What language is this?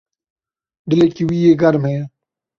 Kurdish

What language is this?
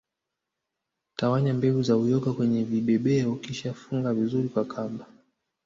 Swahili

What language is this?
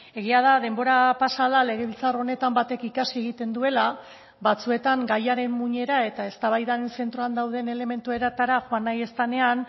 Basque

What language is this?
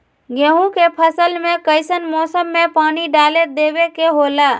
Magahi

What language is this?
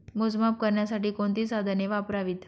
Marathi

